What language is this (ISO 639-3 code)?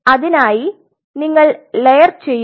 mal